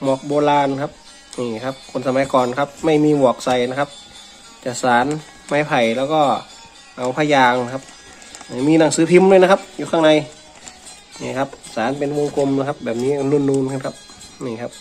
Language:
Thai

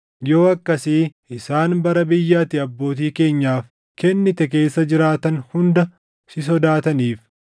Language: Oromo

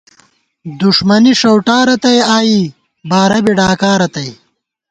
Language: Gawar-Bati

